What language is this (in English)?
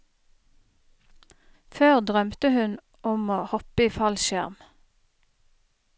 Norwegian